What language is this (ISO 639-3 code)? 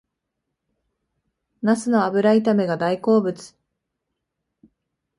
jpn